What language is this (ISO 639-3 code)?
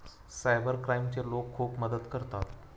mar